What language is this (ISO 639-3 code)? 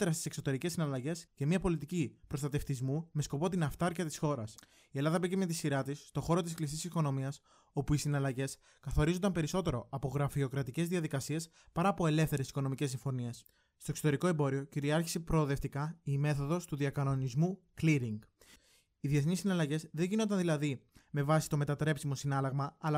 ell